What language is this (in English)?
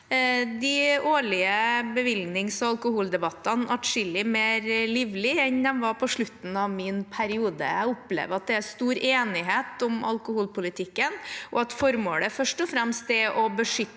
Norwegian